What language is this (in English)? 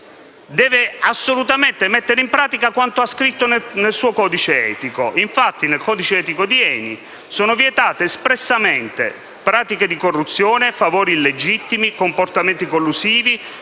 Italian